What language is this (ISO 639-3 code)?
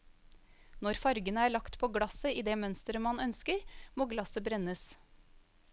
nor